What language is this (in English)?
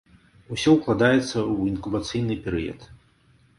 Belarusian